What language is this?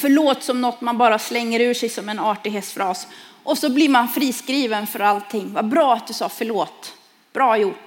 Swedish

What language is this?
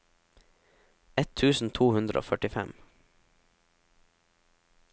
Norwegian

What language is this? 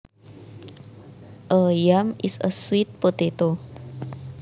Javanese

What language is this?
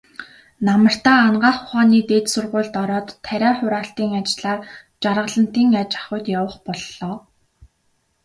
Mongolian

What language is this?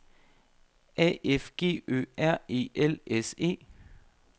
Danish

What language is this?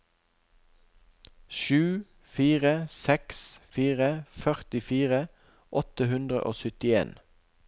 Norwegian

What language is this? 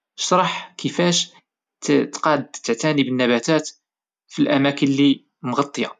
Moroccan Arabic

